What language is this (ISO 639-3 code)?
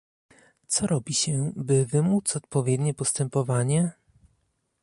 pol